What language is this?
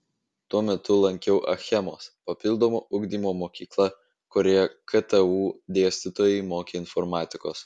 Lithuanian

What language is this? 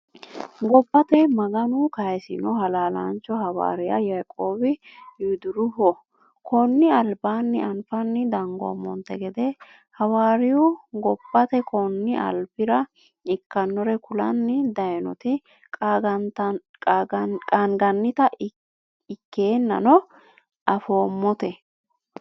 Sidamo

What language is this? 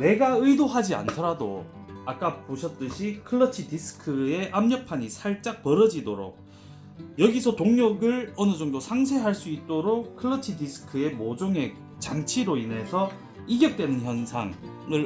Korean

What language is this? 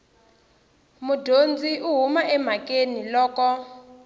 Tsonga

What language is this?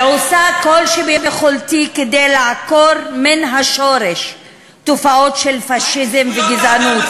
Hebrew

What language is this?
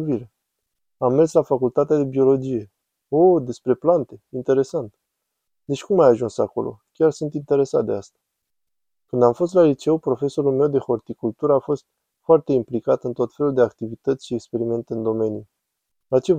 Romanian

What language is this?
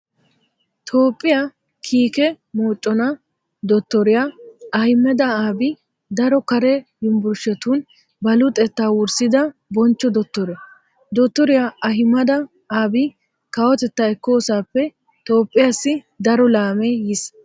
Wolaytta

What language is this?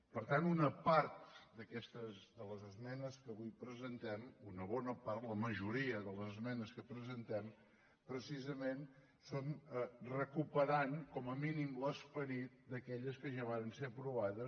Catalan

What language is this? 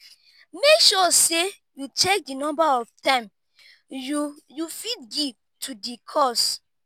Nigerian Pidgin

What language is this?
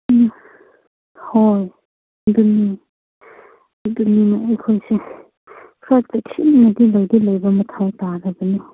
Manipuri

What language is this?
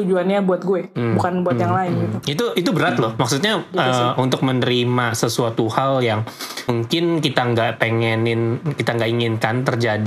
Indonesian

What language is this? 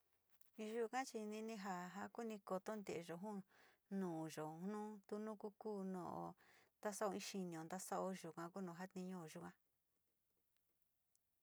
Sinicahua Mixtec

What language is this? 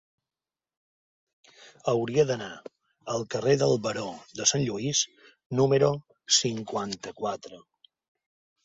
Catalan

